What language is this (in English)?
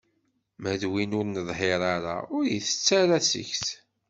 Kabyle